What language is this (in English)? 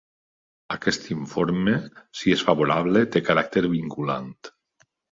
Catalan